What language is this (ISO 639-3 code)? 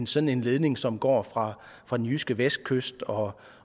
dan